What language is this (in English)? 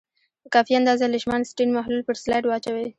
Pashto